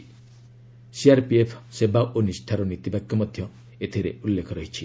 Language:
Odia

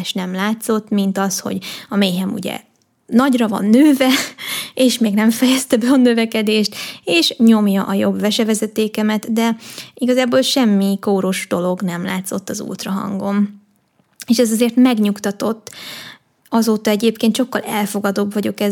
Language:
Hungarian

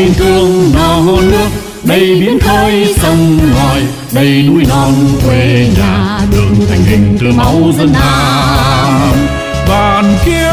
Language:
Vietnamese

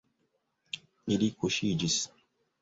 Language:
Esperanto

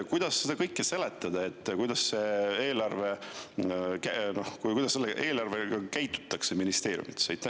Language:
Estonian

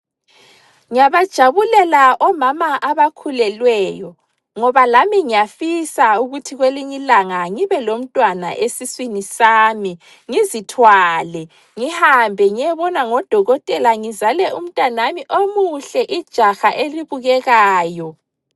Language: North Ndebele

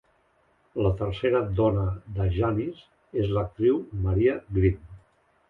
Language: Catalan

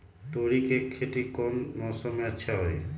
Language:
Magahi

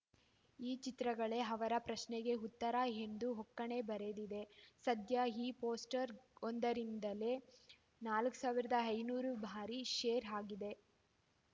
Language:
Kannada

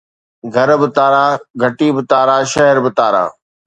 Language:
Sindhi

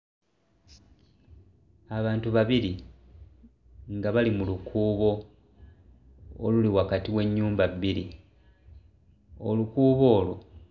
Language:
Ganda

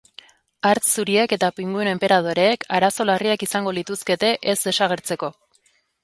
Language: Basque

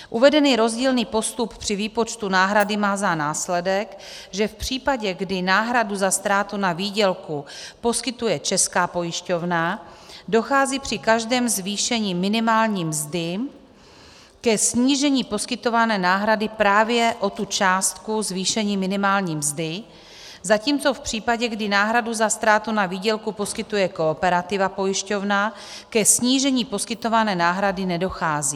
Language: Czech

